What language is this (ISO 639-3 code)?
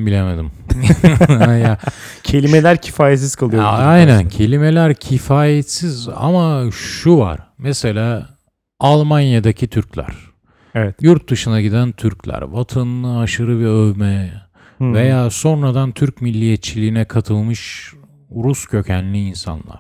tur